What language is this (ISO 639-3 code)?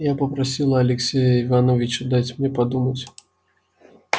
rus